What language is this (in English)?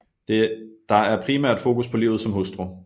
Danish